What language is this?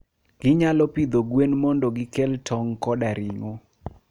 Luo (Kenya and Tanzania)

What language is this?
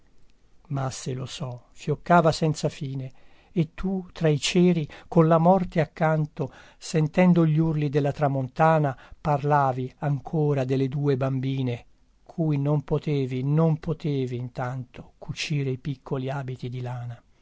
Italian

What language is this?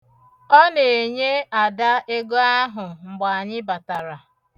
Igbo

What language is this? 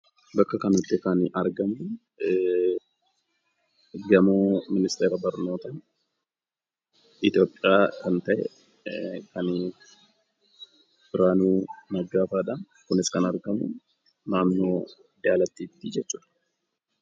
Oromo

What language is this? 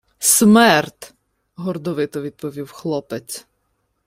Ukrainian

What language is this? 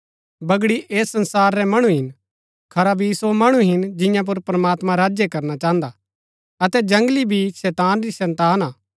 Gaddi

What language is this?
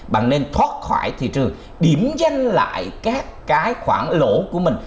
Vietnamese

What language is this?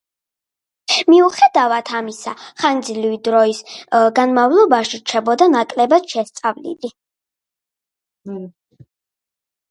Georgian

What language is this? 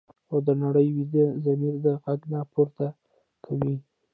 Pashto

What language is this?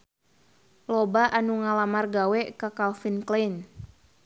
Sundanese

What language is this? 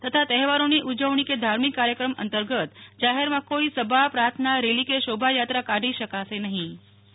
Gujarati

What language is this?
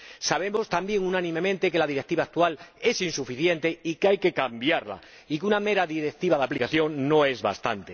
Spanish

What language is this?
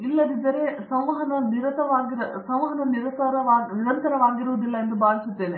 Kannada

